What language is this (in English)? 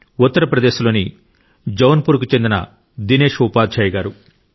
Telugu